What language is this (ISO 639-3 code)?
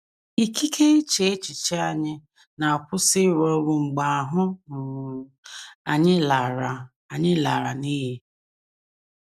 ibo